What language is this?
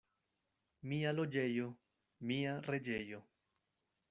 Esperanto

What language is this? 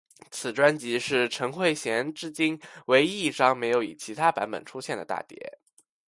Chinese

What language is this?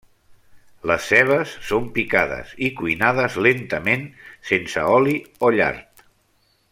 Catalan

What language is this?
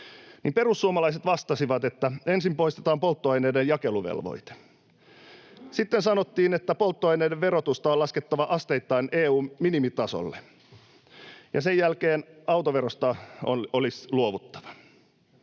Finnish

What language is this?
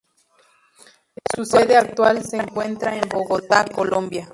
Spanish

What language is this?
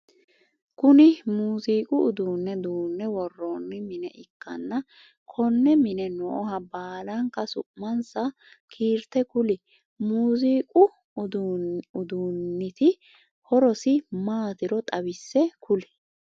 Sidamo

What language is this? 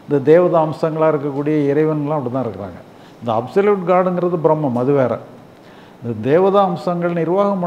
Tamil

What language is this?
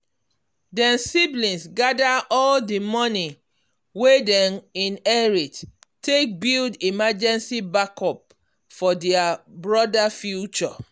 Nigerian Pidgin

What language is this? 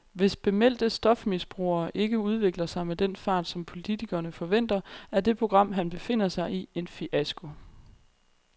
Danish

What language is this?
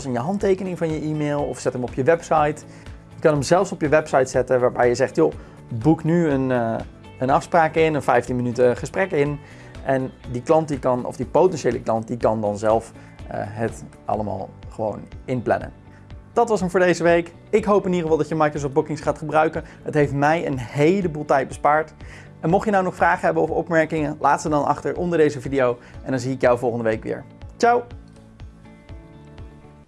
Dutch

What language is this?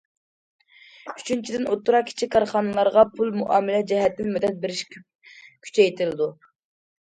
Uyghur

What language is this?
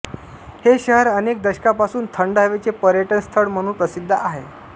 Marathi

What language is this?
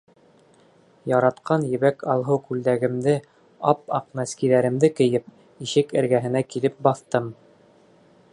Bashkir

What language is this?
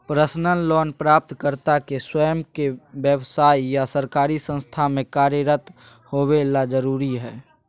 Magahi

